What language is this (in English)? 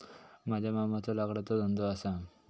Marathi